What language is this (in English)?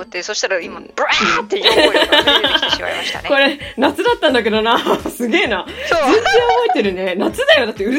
Japanese